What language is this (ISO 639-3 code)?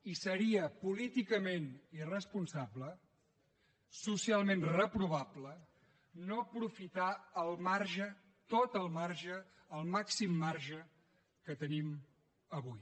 cat